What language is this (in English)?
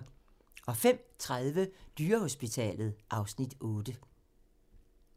Danish